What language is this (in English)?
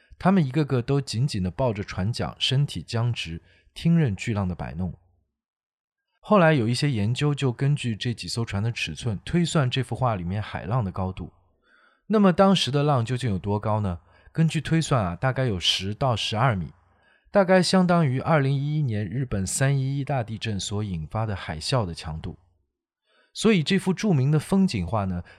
Chinese